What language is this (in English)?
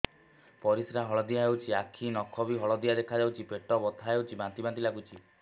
Odia